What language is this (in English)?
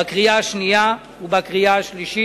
Hebrew